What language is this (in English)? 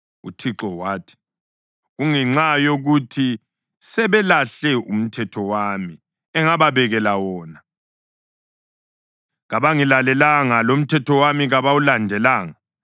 North Ndebele